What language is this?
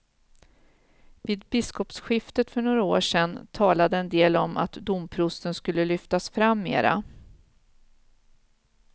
Swedish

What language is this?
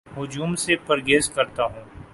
Urdu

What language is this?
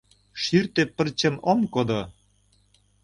Mari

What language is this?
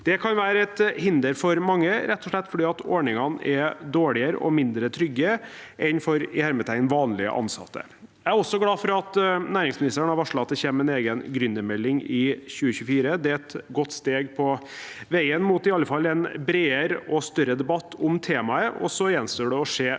Norwegian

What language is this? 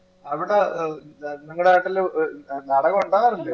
Malayalam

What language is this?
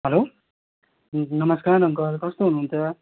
Nepali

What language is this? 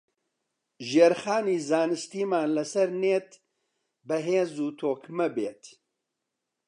Central Kurdish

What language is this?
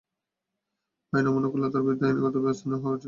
Bangla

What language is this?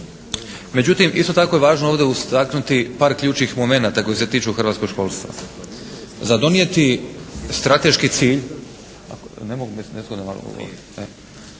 Croatian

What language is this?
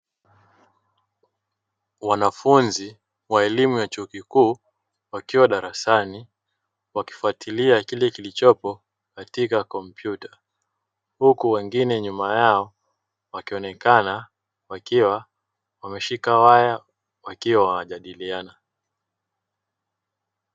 Swahili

